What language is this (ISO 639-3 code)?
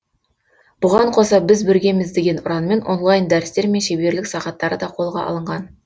kaz